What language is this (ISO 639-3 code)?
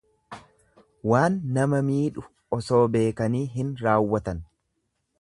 orm